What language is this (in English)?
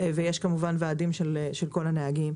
Hebrew